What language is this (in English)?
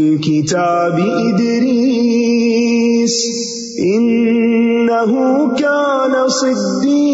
Urdu